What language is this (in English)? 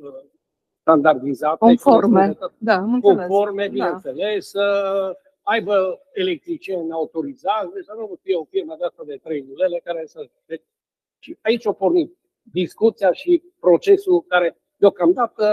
Romanian